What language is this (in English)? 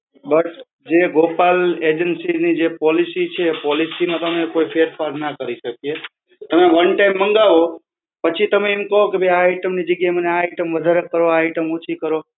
Gujarati